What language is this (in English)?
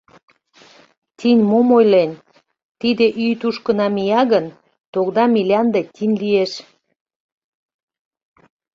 Mari